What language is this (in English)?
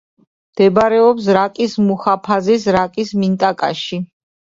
Georgian